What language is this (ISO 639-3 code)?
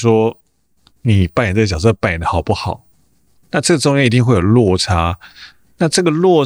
zho